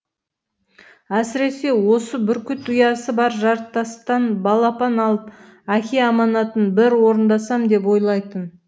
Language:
Kazakh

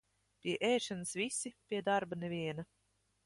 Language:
Latvian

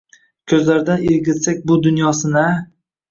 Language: Uzbek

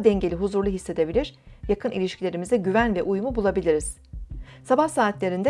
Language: Turkish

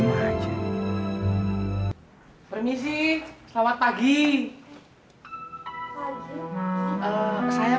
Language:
Indonesian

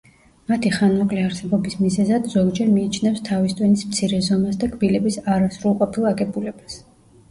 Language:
Georgian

